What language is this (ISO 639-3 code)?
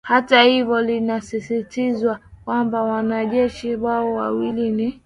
swa